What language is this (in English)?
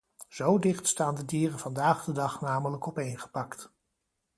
Dutch